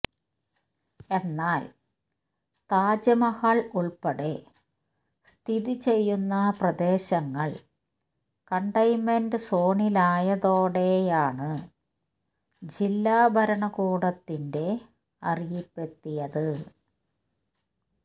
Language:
Malayalam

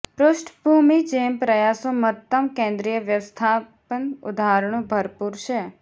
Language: Gujarati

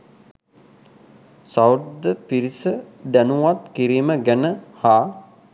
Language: Sinhala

